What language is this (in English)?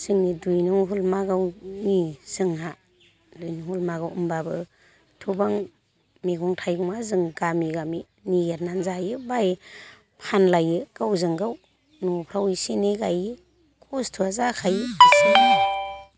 Bodo